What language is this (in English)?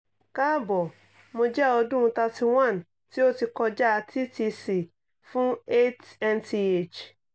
Yoruba